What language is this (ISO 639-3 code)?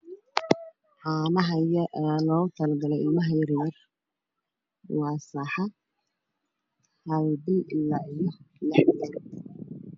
som